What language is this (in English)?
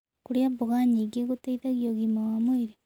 Kikuyu